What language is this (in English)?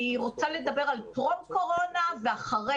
Hebrew